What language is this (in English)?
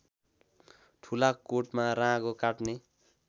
Nepali